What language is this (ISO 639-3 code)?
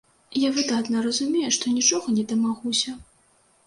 bel